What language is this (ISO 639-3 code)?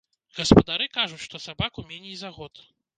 bel